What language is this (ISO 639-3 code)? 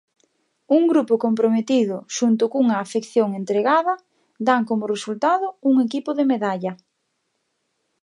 glg